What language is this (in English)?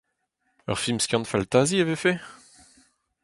Breton